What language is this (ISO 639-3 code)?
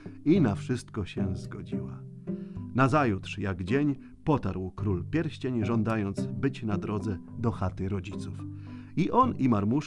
pol